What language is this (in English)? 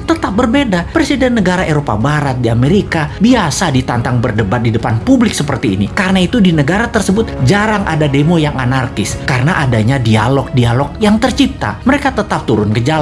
Indonesian